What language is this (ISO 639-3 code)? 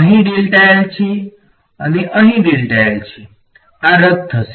guj